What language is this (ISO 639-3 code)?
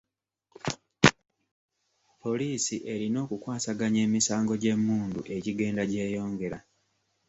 lug